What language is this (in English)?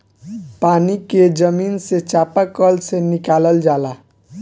Bhojpuri